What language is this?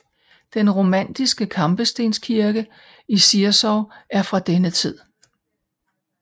Danish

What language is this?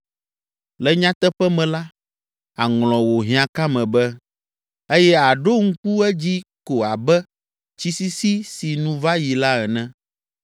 Ewe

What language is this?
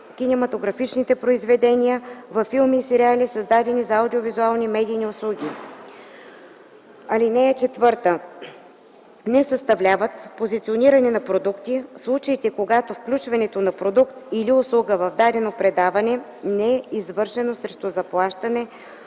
Bulgarian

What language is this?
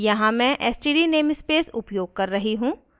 Hindi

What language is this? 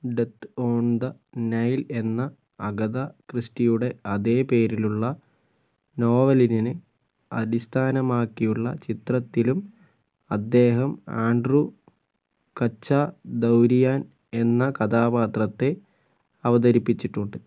Malayalam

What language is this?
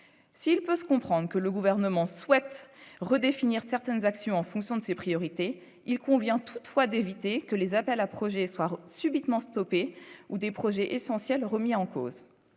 French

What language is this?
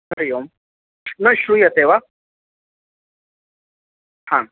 Sanskrit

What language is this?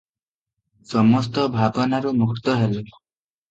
Odia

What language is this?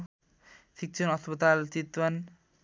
Nepali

